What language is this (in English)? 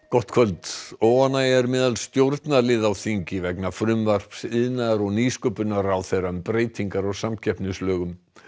Icelandic